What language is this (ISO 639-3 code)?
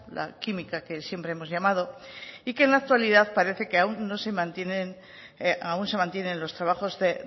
spa